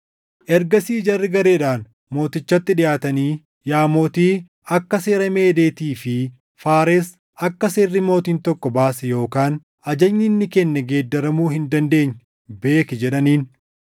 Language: Oromo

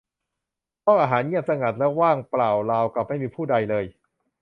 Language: Thai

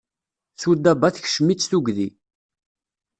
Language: Kabyle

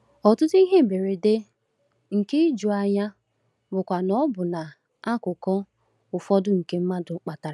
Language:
Igbo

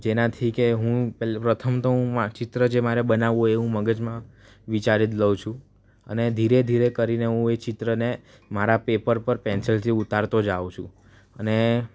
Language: Gujarati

